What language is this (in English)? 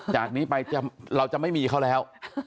Thai